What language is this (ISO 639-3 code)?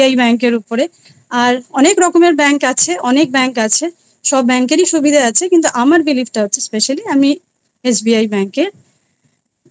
ben